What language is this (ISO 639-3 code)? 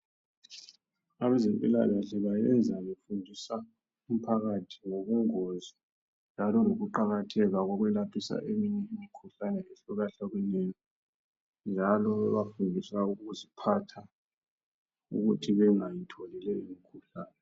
nde